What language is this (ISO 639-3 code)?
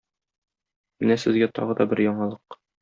tat